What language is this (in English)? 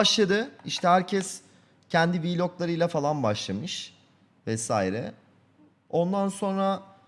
Turkish